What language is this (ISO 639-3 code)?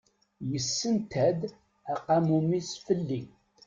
kab